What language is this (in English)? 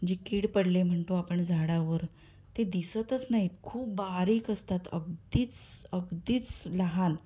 Marathi